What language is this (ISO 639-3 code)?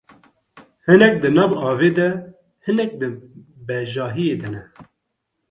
kur